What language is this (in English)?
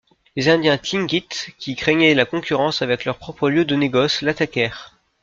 French